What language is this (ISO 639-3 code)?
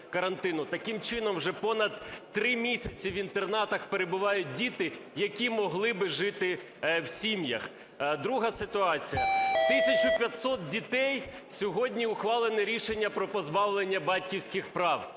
ukr